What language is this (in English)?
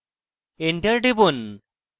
Bangla